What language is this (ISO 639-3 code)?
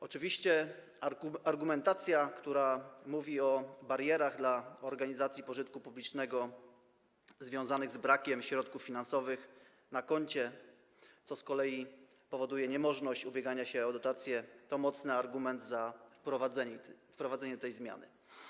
pol